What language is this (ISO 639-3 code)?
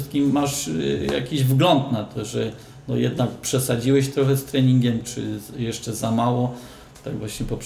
pol